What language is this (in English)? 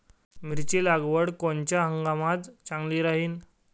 Marathi